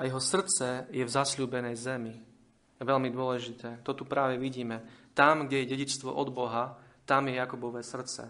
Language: Slovak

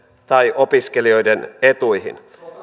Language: Finnish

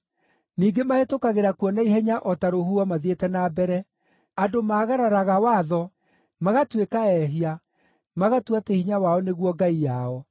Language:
Kikuyu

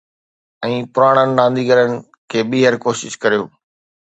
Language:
Sindhi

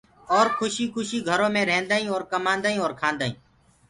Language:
Gurgula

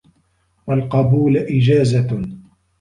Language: Arabic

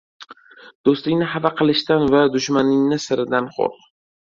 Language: Uzbek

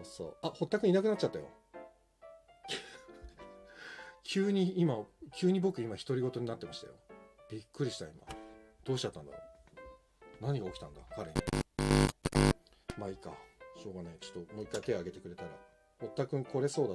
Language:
Japanese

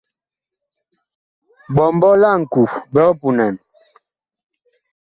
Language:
Bakoko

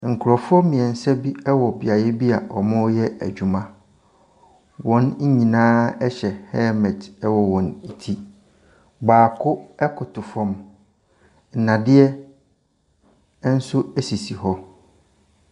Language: Akan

